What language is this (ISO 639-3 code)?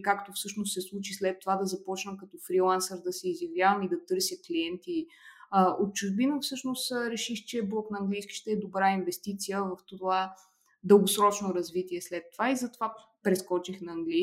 bul